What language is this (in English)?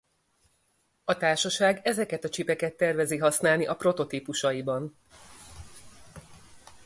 Hungarian